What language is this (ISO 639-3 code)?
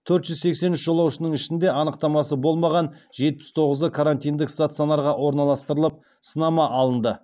kaz